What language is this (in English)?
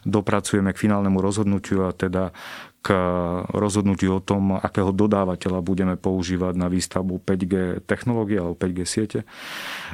Slovak